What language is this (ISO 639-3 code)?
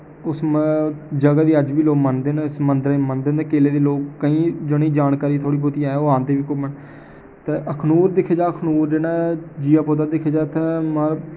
doi